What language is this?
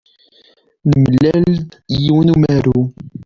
Kabyle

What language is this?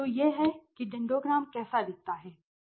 Hindi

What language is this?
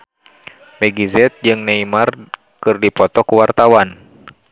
Sundanese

